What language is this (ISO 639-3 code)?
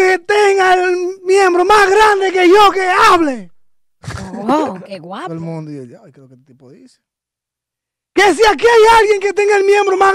spa